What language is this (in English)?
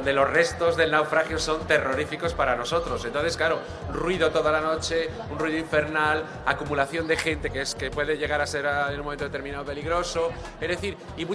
Spanish